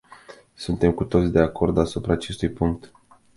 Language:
Romanian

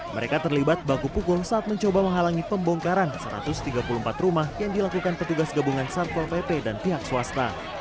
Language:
Indonesian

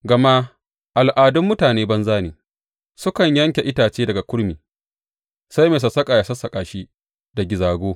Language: Hausa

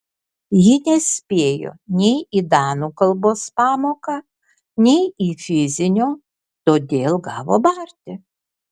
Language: Lithuanian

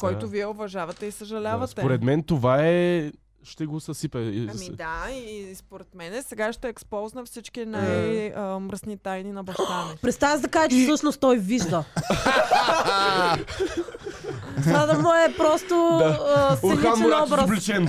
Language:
Bulgarian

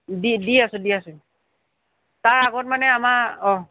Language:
Assamese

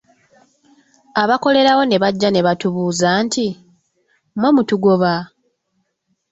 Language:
Ganda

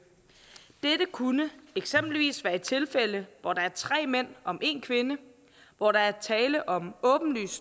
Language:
Danish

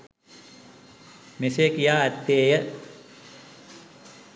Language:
Sinhala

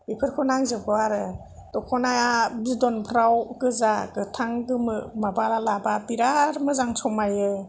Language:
Bodo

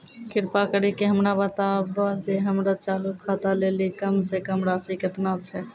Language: Maithili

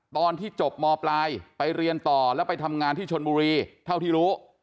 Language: Thai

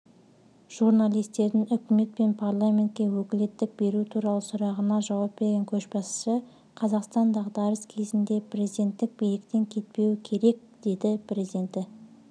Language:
Kazakh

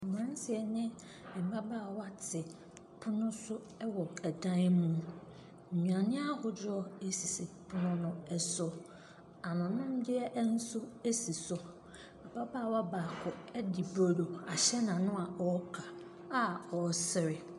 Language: Akan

